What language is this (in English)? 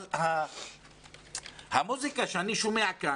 Hebrew